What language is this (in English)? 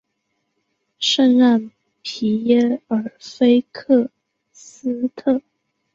Chinese